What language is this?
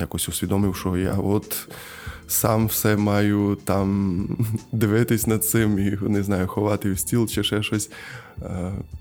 Ukrainian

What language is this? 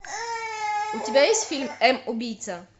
Russian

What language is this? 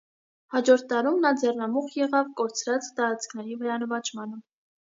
Armenian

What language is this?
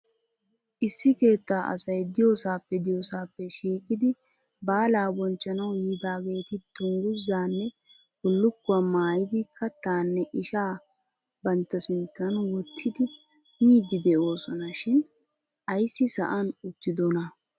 Wolaytta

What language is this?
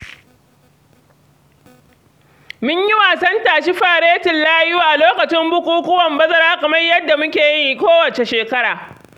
Hausa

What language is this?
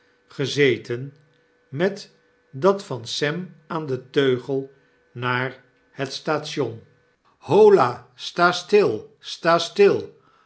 Dutch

